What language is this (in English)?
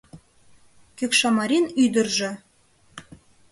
Mari